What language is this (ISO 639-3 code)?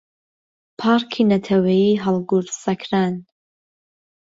ckb